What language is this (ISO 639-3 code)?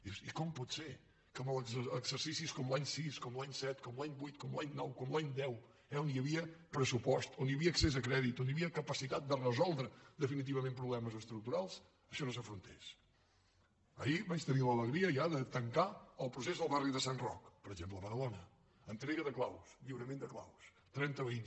cat